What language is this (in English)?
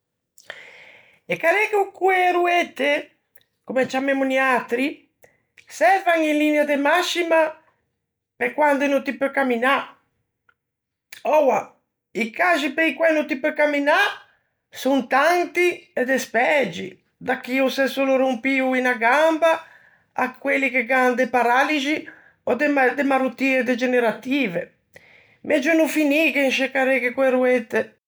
Ligurian